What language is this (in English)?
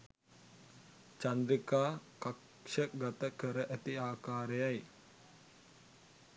Sinhala